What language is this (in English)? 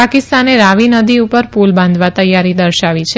Gujarati